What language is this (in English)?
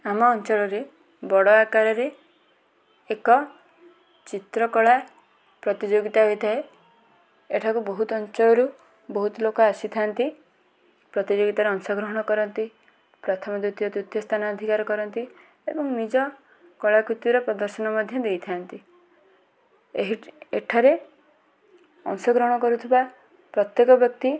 Odia